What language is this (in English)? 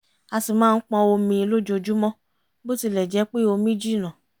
Yoruba